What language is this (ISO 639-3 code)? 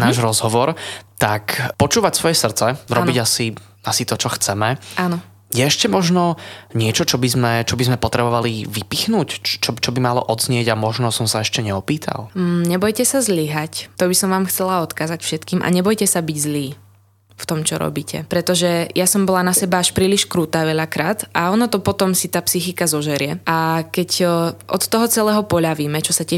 slk